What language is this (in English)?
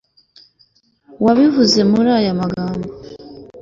Kinyarwanda